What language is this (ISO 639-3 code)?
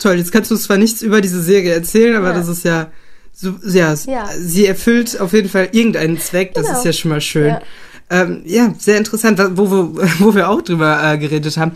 deu